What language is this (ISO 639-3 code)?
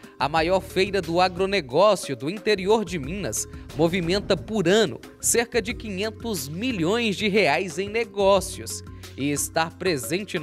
por